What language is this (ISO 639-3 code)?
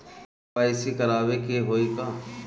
bho